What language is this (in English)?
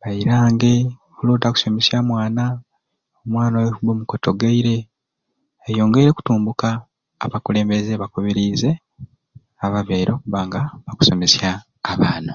Ruuli